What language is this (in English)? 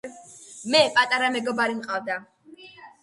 Georgian